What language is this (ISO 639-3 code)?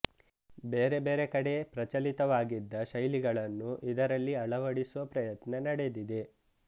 kan